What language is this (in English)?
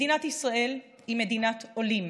Hebrew